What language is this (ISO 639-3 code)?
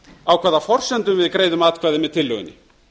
isl